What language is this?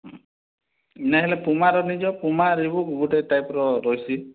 Odia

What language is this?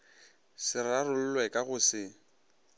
Northern Sotho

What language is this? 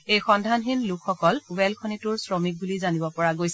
Assamese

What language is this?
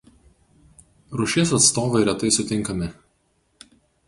Lithuanian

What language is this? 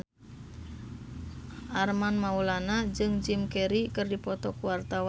Sundanese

